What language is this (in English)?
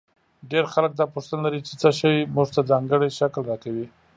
Pashto